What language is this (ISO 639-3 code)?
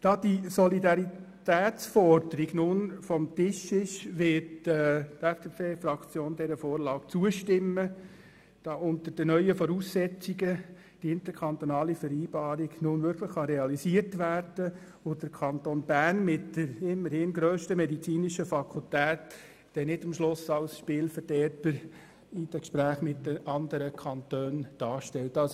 gsw